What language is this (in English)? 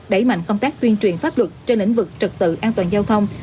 Vietnamese